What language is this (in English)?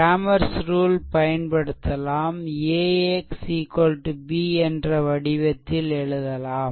Tamil